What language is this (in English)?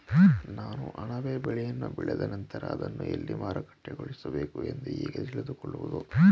Kannada